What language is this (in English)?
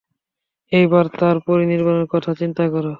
Bangla